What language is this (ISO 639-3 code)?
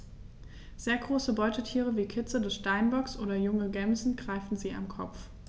deu